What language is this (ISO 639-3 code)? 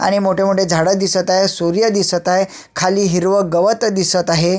mar